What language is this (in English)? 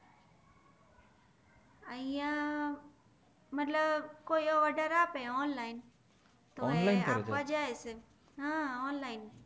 Gujarati